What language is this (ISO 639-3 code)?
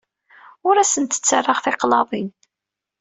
kab